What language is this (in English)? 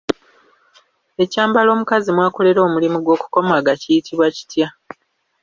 Ganda